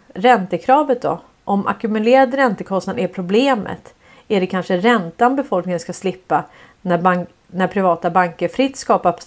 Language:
Swedish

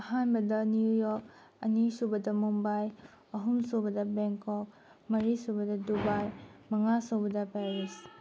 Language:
Manipuri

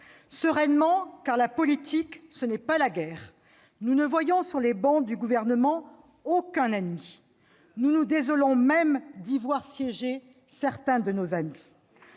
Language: French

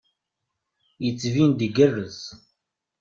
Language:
Kabyle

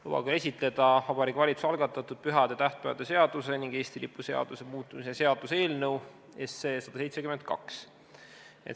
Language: Estonian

